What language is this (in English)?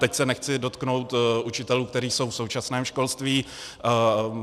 Czech